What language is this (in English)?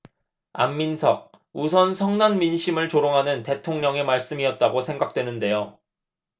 Korean